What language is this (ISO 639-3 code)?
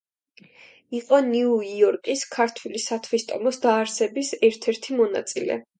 kat